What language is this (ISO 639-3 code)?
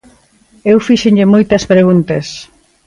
glg